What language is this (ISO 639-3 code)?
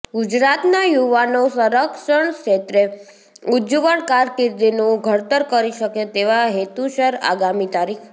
guj